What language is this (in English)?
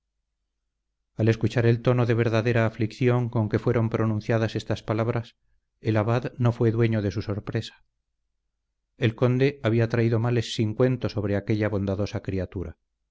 Spanish